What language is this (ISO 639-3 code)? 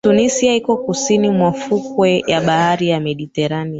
swa